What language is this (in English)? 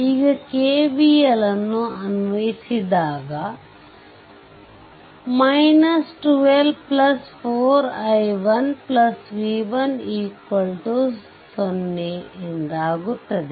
Kannada